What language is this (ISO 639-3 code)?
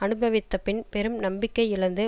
tam